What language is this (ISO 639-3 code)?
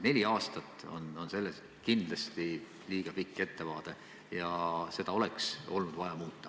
est